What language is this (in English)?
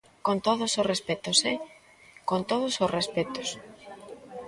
Galician